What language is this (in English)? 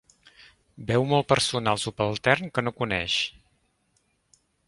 Catalan